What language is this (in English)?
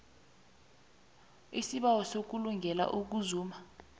South Ndebele